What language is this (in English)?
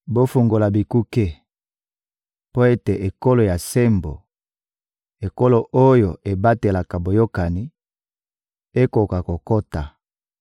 Lingala